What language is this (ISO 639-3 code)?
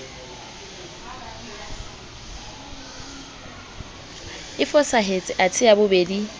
sot